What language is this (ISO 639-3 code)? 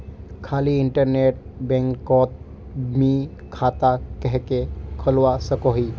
mag